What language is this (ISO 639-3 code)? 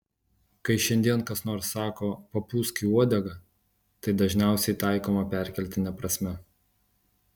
lit